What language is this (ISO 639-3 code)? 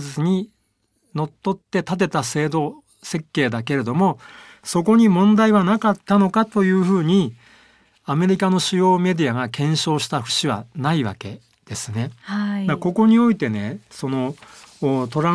jpn